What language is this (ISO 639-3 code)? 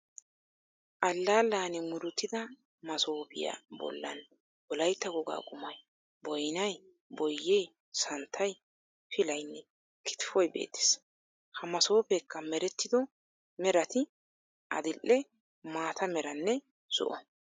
wal